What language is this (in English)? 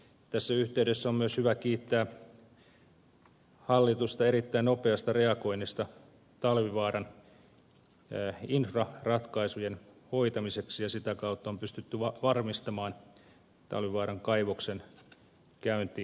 Finnish